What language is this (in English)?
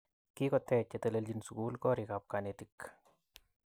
Kalenjin